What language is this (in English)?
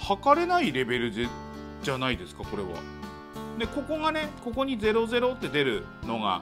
Japanese